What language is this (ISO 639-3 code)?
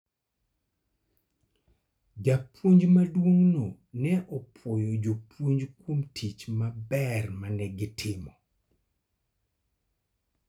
luo